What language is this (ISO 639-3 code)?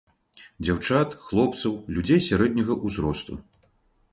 bel